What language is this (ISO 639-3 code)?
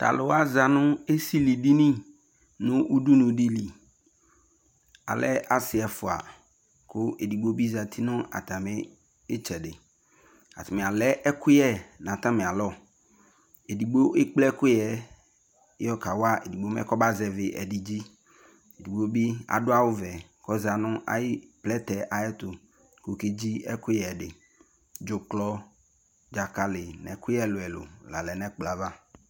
kpo